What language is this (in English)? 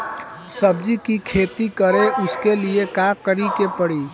Bhojpuri